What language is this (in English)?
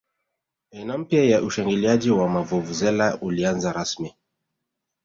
Swahili